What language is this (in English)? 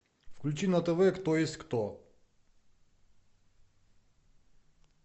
Russian